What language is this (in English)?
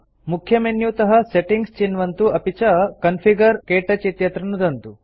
Sanskrit